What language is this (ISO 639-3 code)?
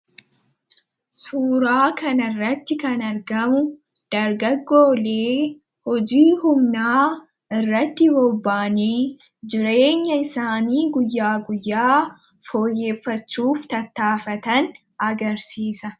orm